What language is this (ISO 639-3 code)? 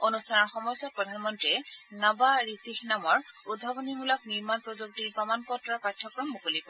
asm